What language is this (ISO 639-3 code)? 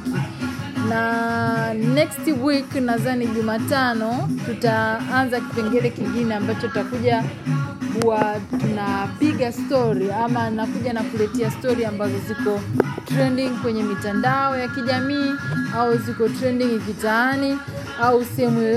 swa